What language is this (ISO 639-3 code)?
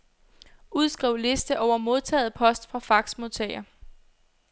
dan